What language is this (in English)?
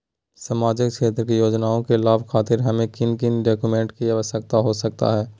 Magahi